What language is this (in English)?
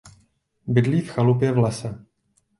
Czech